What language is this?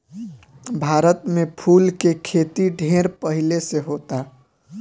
Bhojpuri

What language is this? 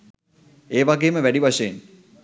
Sinhala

